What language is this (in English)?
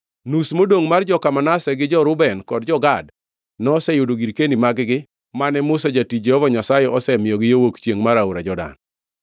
Luo (Kenya and Tanzania)